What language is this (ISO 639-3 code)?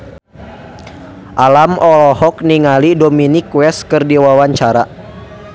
sun